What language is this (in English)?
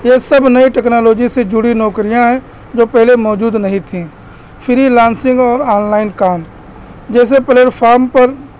Urdu